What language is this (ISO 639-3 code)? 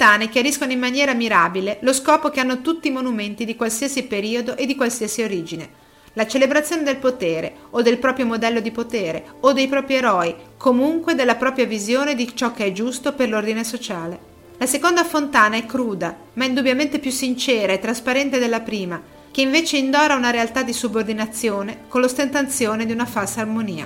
ita